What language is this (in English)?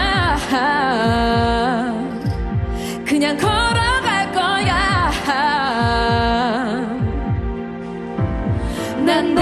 Italian